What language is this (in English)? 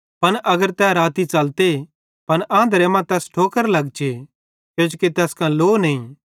Bhadrawahi